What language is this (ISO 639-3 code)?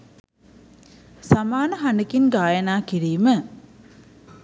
sin